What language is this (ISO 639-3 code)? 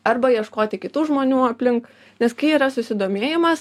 lit